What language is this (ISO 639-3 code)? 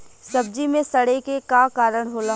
bho